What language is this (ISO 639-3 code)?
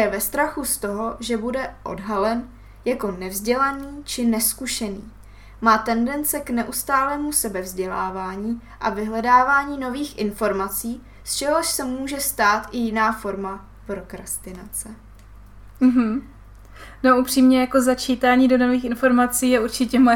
ces